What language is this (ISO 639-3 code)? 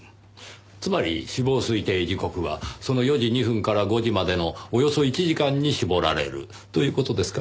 jpn